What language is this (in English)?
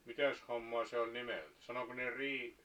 Finnish